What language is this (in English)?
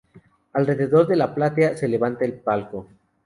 Spanish